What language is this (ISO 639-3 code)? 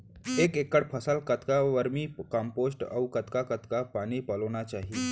hne